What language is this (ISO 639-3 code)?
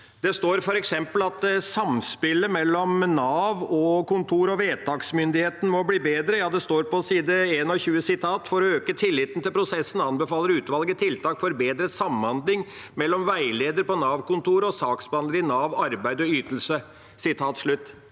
nor